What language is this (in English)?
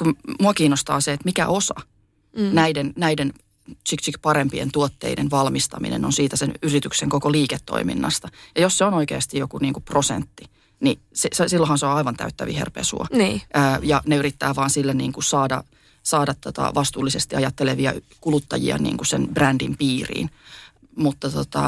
Finnish